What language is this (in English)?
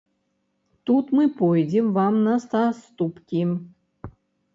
Belarusian